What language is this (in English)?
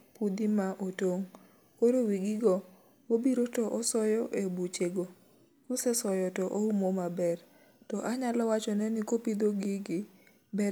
Luo (Kenya and Tanzania)